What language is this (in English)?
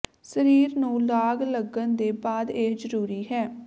Punjabi